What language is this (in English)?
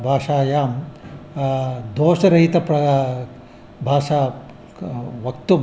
Sanskrit